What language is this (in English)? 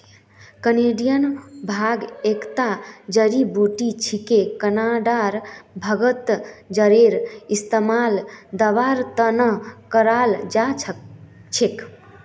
Magahi